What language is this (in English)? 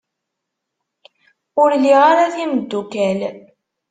Kabyle